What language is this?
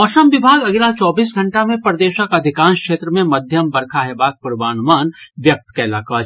Maithili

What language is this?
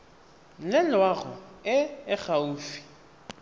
Tswana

